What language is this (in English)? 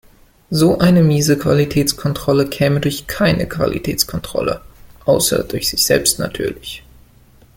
German